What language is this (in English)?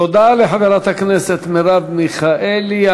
Hebrew